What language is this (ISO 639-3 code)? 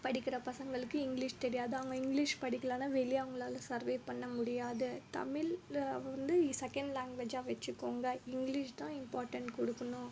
tam